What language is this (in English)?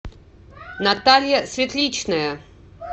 Russian